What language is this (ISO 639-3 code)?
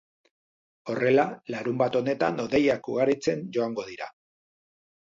eus